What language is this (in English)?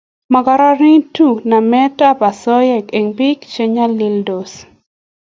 Kalenjin